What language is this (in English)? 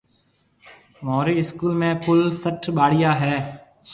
Marwari (Pakistan)